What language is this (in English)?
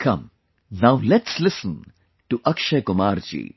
English